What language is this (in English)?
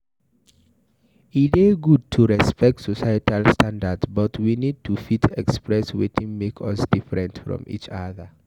Nigerian Pidgin